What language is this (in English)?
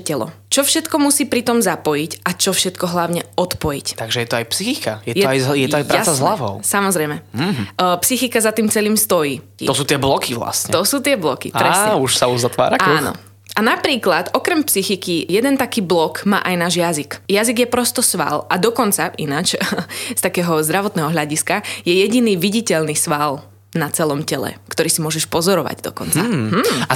Slovak